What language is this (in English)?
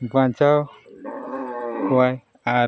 Santali